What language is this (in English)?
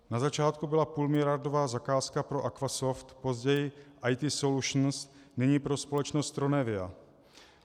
Czech